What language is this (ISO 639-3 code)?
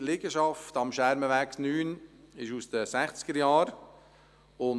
gsw